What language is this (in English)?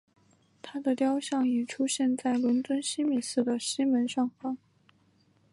Chinese